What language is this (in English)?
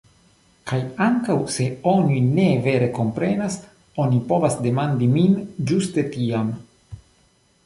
Esperanto